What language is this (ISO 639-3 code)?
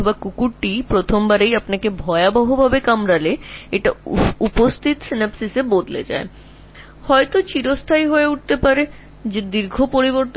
ben